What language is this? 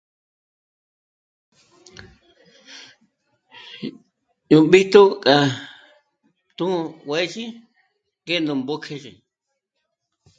Michoacán Mazahua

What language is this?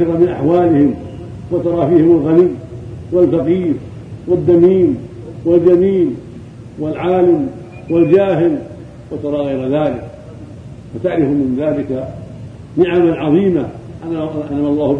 Arabic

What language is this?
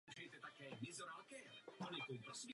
Czech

